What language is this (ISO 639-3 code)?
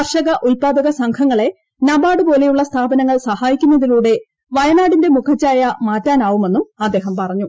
mal